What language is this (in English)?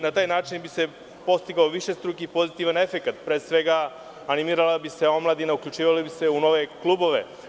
Serbian